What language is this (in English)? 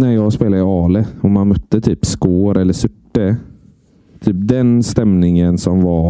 Swedish